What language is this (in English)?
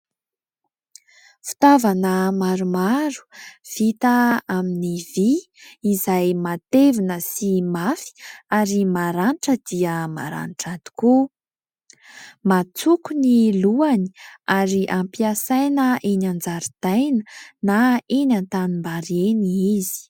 Malagasy